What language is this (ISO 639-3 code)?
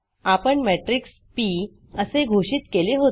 mar